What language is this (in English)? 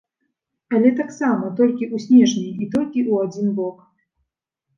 Belarusian